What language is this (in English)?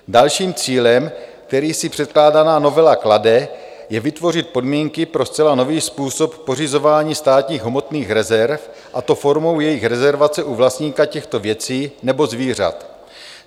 Czech